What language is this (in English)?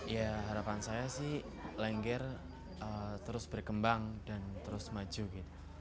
Indonesian